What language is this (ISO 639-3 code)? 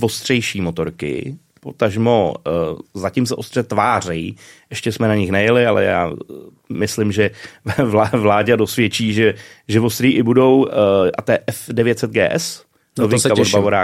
ces